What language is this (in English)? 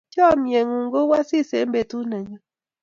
Kalenjin